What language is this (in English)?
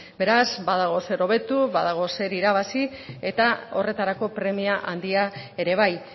Basque